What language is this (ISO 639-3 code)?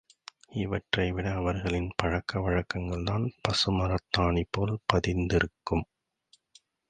tam